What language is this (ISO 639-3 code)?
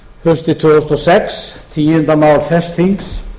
isl